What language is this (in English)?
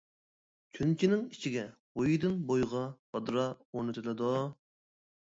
Uyghur